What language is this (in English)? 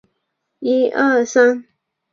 Chinese